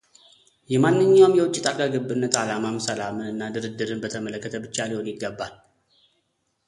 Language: Amharic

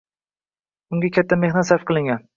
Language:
Uzbek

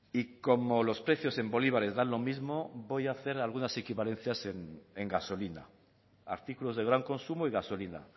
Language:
Spanish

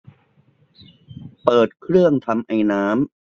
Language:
Thai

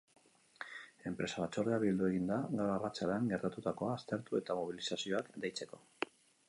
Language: Basque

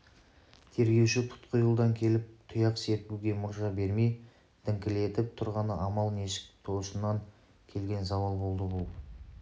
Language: Kazakh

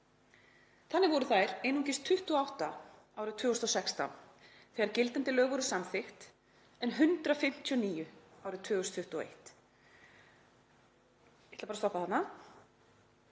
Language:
Icelandic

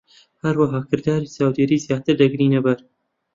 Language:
Central Kurdish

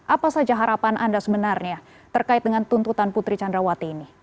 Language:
Indonesian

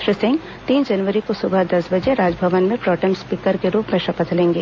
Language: Hindi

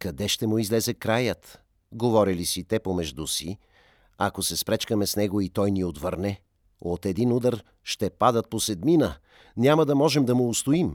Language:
Bulgarian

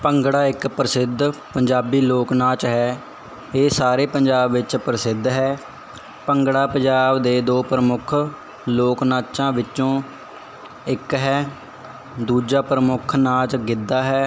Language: Punjabi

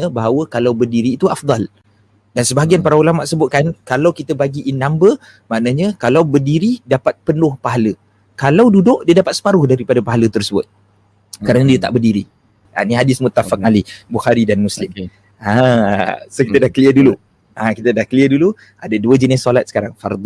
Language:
Malay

